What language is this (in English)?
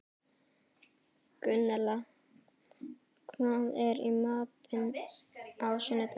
Icelandic